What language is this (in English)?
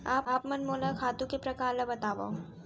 Chhattisgarhi